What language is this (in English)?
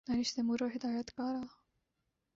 Urdu